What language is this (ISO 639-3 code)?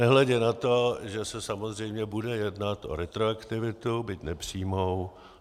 ces